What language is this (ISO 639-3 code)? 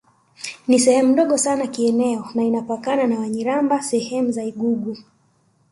swa